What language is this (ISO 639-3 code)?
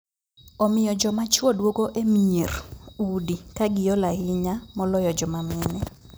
luo